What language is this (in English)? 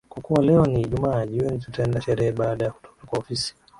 Swahili